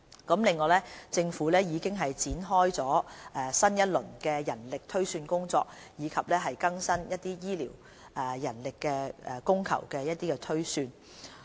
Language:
Cantonese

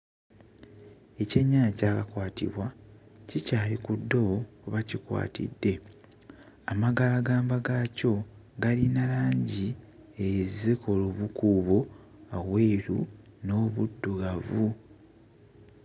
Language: Ganda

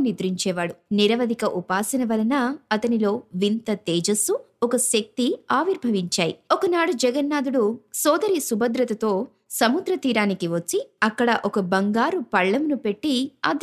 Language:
Telugu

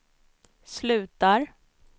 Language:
Swedish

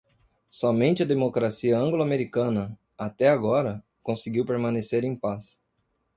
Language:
Portuguese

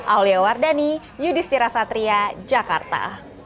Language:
Indonesian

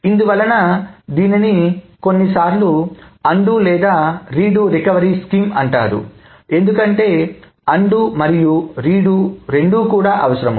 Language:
Telugu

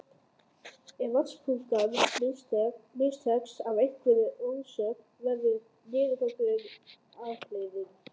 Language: Icelandic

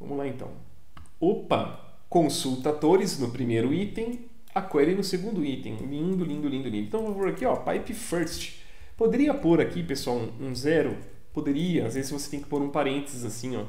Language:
Portuguese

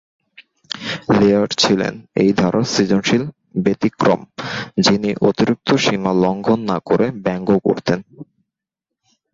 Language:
Bangla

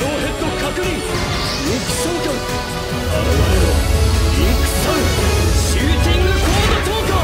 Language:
Japanese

